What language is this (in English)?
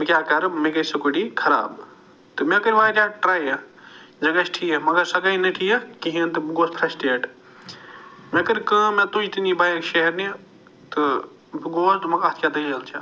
Kashmiri